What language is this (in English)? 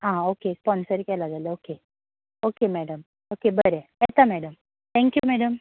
Konkani